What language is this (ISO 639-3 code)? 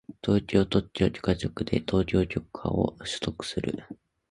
jpn